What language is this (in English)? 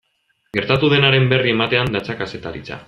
Basque